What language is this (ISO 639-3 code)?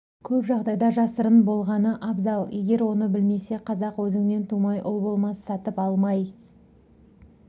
kaz